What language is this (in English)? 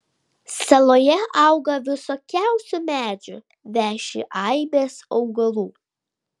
Lithuanian